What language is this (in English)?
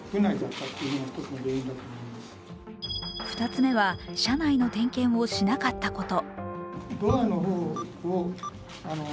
Japanese